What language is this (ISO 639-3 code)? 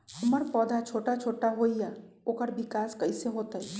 mag